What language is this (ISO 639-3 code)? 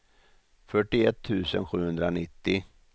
swe